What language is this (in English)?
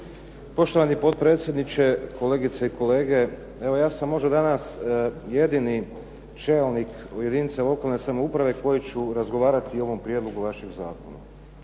Croatian